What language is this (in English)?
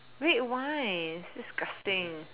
English